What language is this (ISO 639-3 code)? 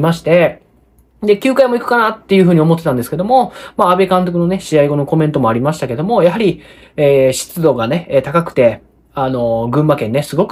jpn